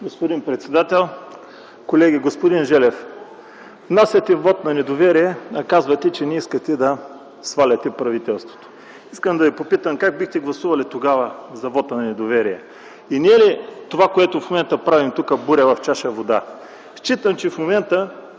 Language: Bulgarian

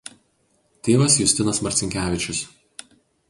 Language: Lithuanian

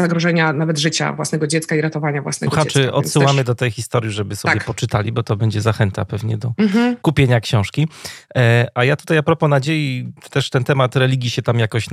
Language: Polish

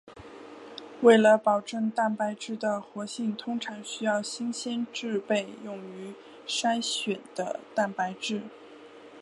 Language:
Chinese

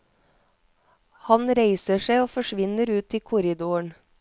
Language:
Norwegian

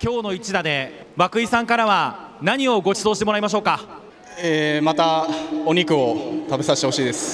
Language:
Japanese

